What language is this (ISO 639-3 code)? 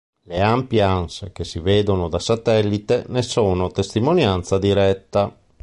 ita